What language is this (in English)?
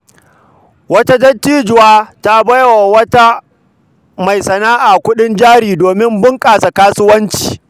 Hausa